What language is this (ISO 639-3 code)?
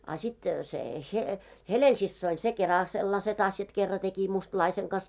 fin